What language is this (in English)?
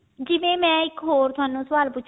Punjabi